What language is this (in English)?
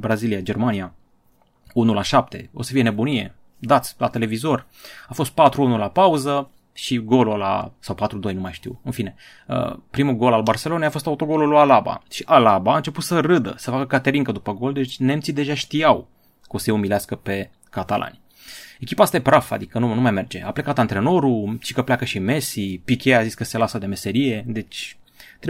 Romanian